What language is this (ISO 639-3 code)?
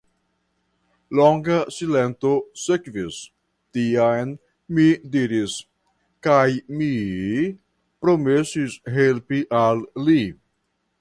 epo